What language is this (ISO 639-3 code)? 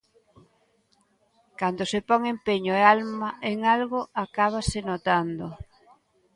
glg